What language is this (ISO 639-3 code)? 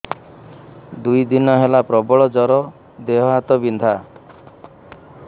ori